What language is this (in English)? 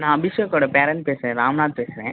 Tamil